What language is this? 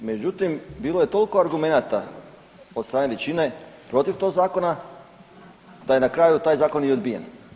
Croatian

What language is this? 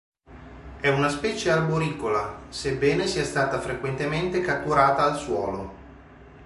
Italian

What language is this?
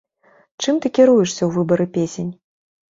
Belarusian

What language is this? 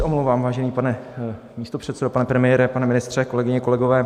Czech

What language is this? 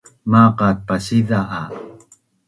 Bunun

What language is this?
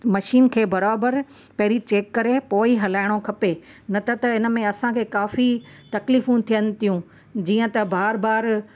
Sindhi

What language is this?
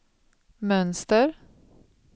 Swedish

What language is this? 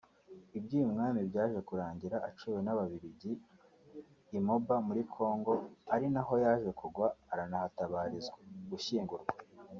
Kinyarwanda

